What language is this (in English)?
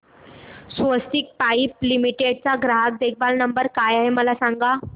Marathi